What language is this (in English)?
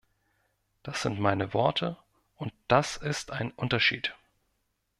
German